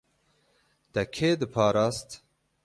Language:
Kurdish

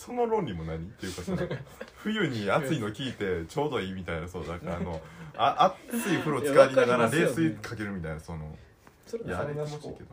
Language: Japanese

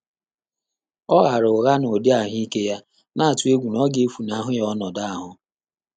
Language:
Igbo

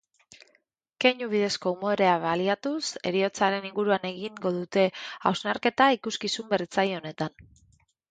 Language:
Basque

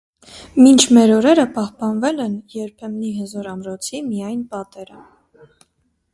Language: Armenian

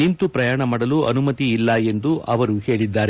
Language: Kannada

